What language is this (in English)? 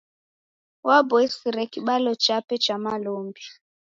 Taita